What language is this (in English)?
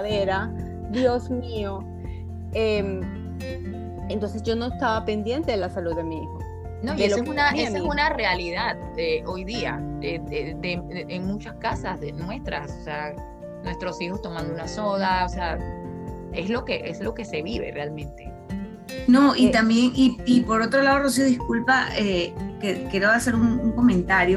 Spanish